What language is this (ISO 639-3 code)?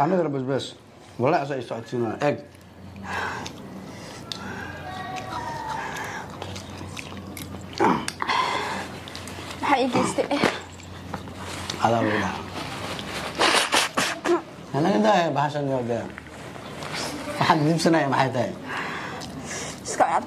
ara